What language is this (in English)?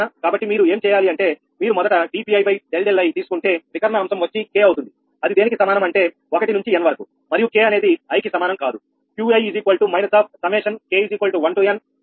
Telugu